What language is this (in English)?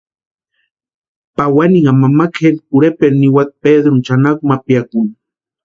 Western Highland Purepecha